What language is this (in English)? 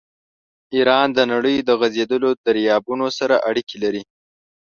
Pashto